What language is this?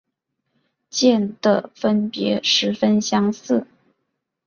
Chinese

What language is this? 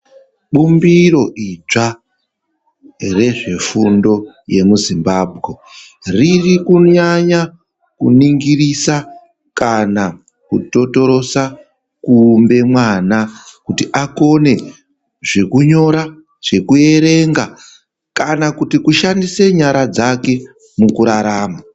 Ndau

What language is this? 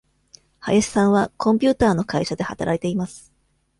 Japanese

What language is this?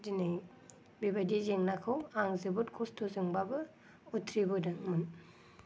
Bodo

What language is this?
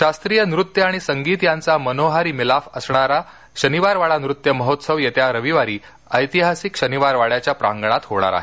Marathi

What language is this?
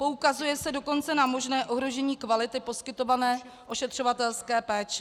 Czech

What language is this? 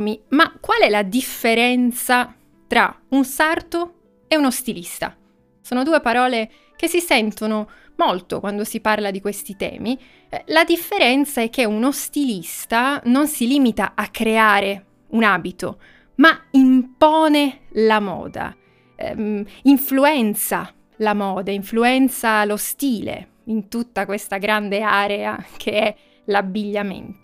Italian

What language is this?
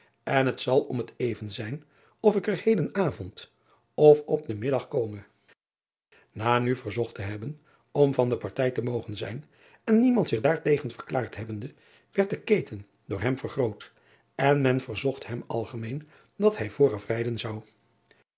Dutch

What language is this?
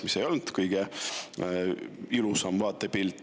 Estonian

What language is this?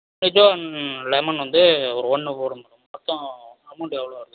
Tamil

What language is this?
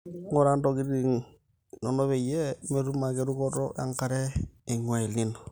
Masai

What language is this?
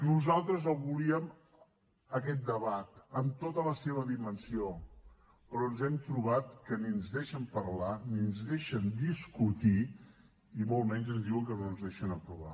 Catalan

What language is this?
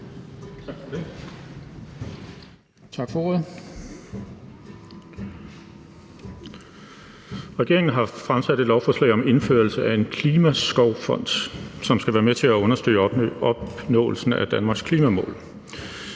Danish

